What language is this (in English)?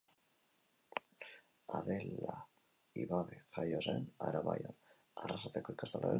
Basque